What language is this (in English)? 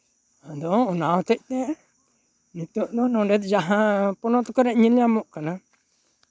Santali